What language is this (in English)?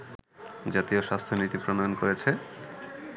Bangla